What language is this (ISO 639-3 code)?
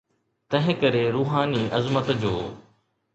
snd